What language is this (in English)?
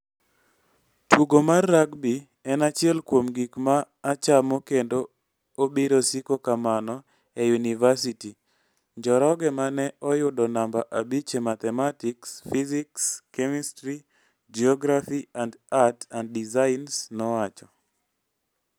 Luo (Kenya and Tanzania)